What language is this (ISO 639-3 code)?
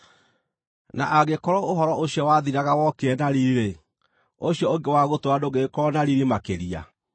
kik